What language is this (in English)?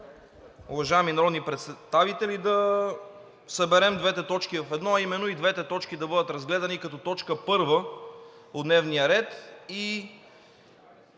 Bulgarian